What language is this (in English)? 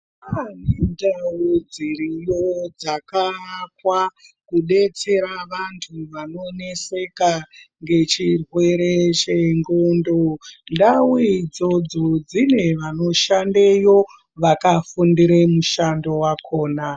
Ndau